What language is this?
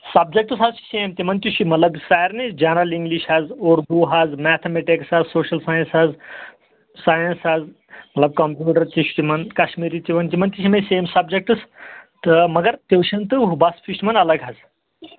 Kashmiri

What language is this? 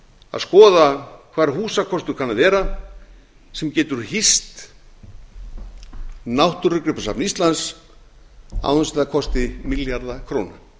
Icelandic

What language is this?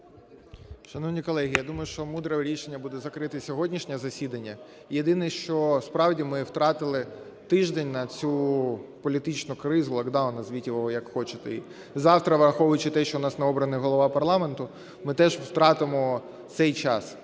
Ukrainian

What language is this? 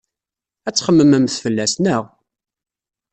Kabyle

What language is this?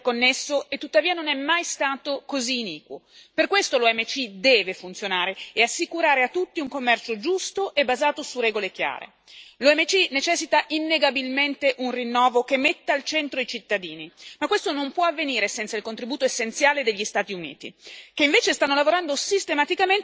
Italian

